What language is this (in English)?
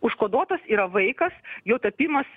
Lithuanian